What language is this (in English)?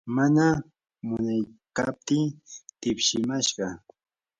Yanahuanca Pasco Quechua